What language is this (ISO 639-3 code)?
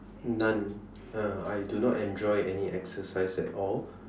eng